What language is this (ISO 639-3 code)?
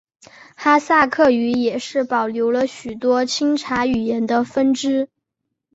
zho